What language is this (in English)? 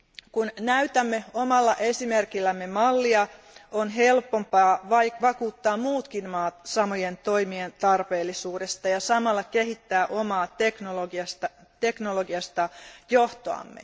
Finnish